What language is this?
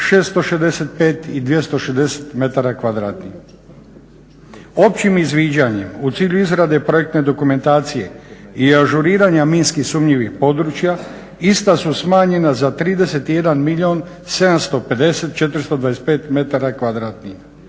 Croatian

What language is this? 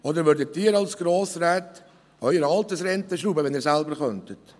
Swiss German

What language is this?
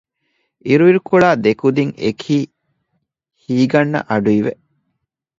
Divehi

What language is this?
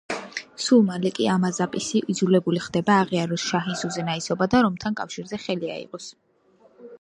Georgian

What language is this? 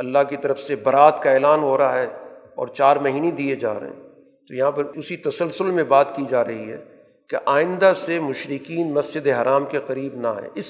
Urdu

